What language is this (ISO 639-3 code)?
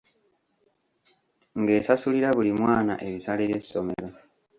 lug